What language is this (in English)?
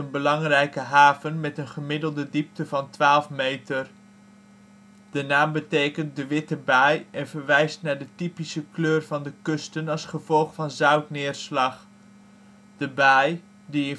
Dutch